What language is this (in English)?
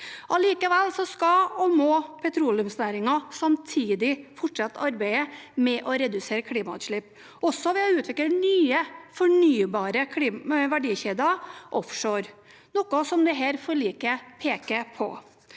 Norwegian